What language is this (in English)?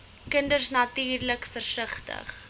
Afrikaans